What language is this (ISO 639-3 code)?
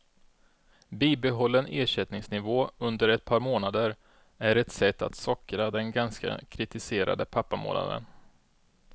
swe